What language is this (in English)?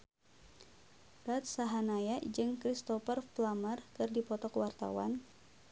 Sundanese